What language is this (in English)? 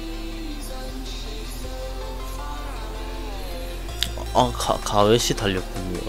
Korean